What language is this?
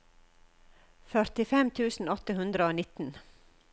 Norwegian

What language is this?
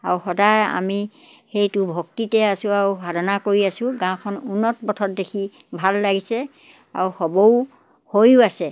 Assamese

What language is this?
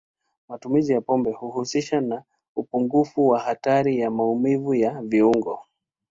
Swahili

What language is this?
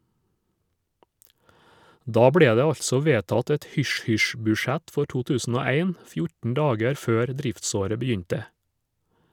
Norwegian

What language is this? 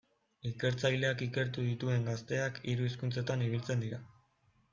Basque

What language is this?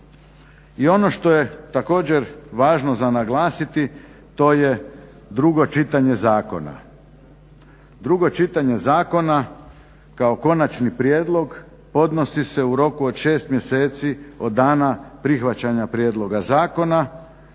Croatian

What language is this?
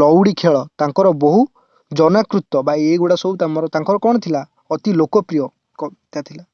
Odia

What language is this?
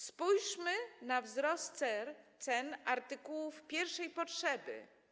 Polish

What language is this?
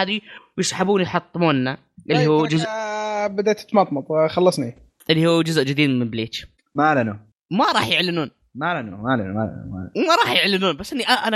Arabic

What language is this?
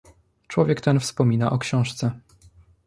Polish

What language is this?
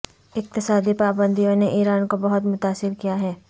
Urdu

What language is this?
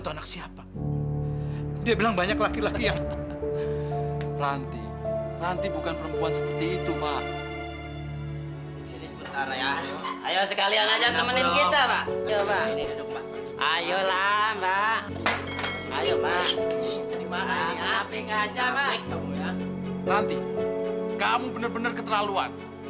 Indonesian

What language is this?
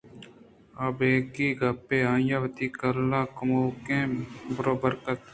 Eastern Balochi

